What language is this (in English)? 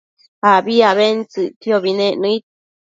Matsés